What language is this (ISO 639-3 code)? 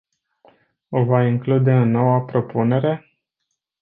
ron